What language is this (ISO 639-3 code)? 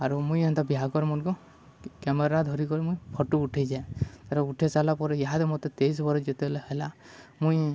ori